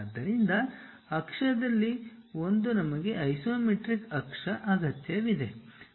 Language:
Kannada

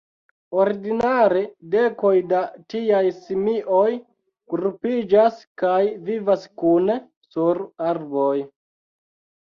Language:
Esperanto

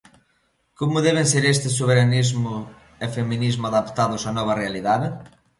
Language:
Galician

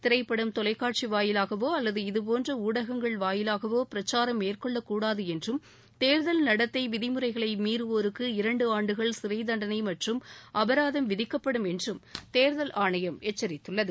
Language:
Tamil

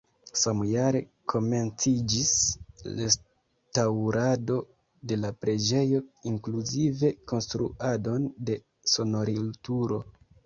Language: Esperanto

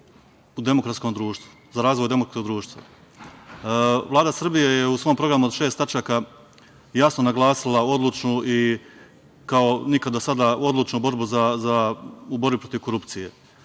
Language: Serbian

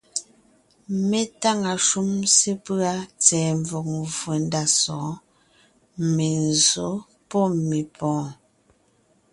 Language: Ngiemboon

